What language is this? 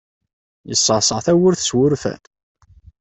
Kabyle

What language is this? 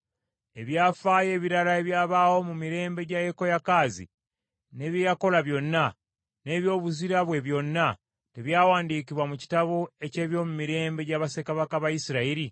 Ganda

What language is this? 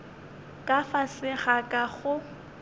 Northern Sotho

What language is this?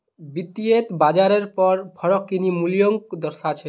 Magahi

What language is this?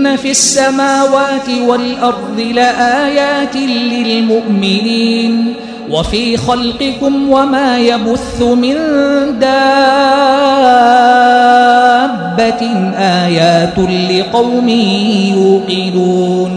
Arabic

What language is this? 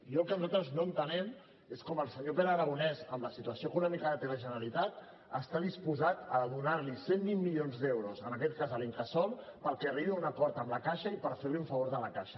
Catalan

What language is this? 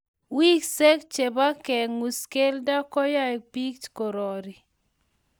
Kalenjin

